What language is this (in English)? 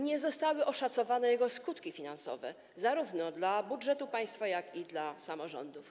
Polish